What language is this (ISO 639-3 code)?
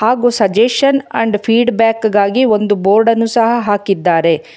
kan